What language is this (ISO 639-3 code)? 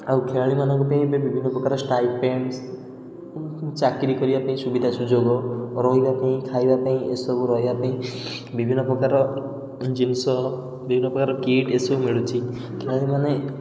ori